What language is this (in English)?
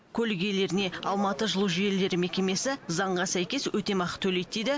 Kazakh